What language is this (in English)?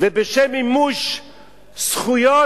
Hebrew